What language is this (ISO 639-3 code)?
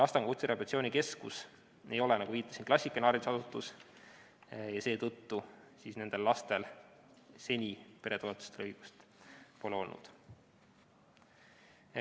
est